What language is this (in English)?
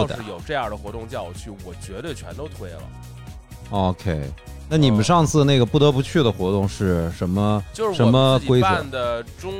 Chinese